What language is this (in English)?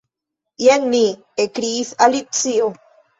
Esperanto